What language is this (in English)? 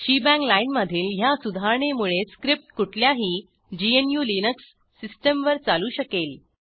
Marathi